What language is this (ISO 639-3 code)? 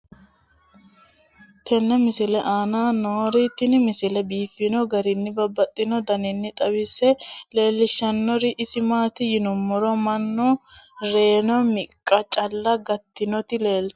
sid